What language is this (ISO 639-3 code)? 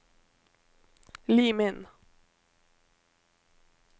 nor